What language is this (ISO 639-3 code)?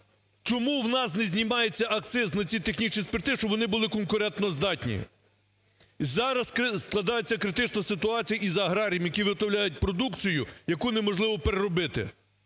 ukr